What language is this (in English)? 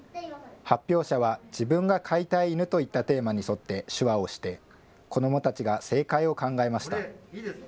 Japanese